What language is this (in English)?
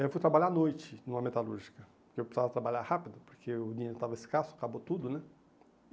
Portuguese